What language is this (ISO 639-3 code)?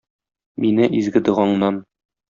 tat